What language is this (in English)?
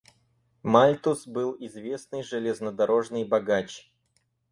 Russian